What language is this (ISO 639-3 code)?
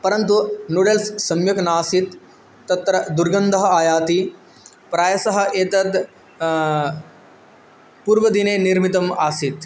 san